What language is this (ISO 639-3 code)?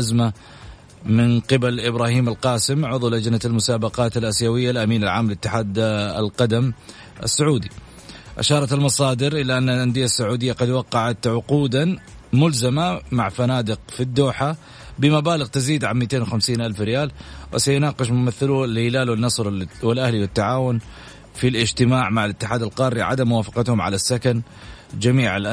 ara